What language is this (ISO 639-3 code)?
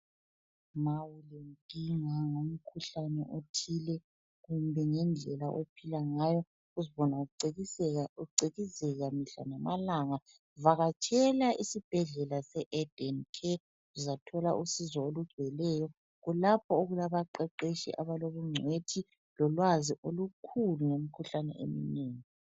nde